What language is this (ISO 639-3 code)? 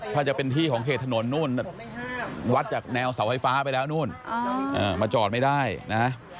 tha